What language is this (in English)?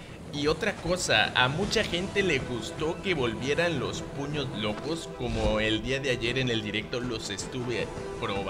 Spanish